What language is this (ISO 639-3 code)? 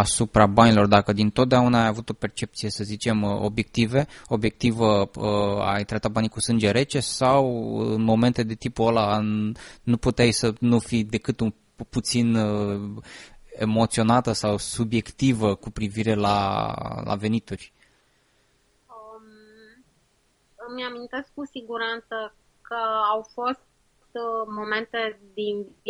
ron